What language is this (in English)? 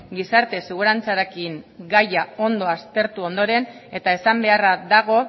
Basque